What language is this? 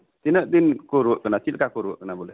Santali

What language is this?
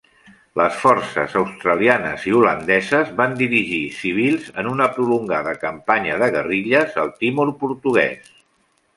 Catalan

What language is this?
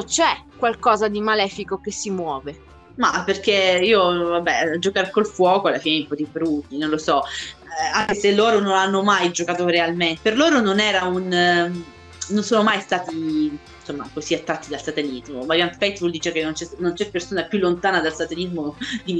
Italian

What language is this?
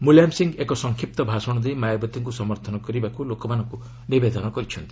Odia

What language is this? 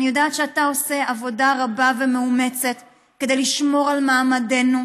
Hebrew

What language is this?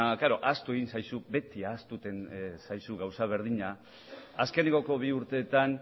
Basque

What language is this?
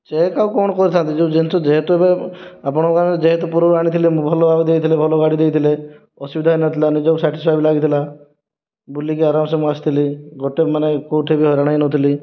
Odia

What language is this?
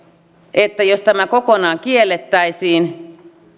Finnish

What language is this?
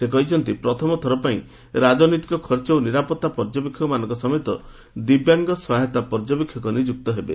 Odia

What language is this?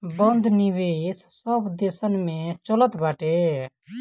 Bhojpuri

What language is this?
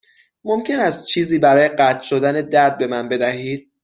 Persian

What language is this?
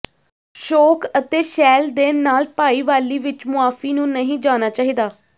Punjabi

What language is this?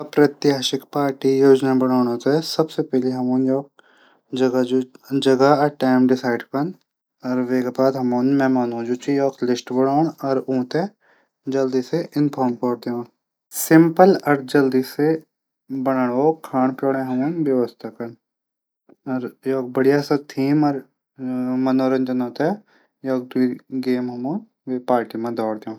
Garhwali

